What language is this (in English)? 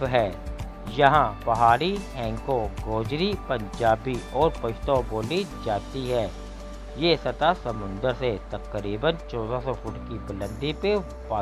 Hindi